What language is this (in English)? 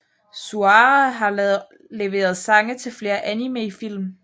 Danish